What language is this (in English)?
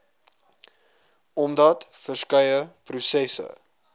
Afrikaans